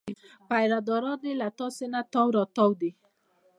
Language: Pashto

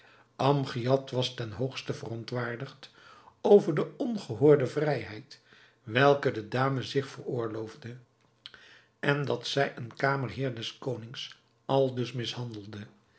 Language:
Dutch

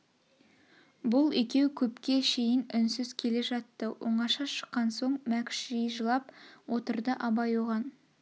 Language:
Kazakh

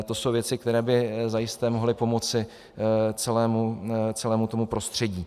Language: Czech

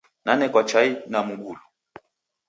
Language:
Taita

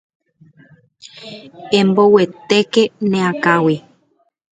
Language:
Guarani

